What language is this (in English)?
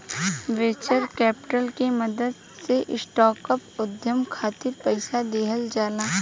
Bhojpuri